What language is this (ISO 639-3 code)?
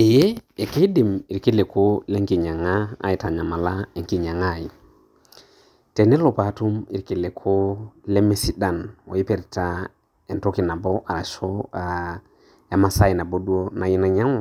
mas